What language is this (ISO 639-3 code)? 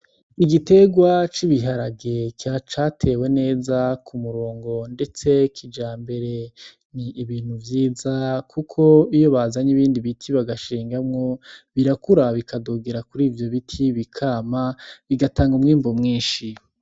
run